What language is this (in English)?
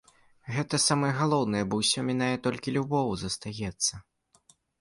Belarusian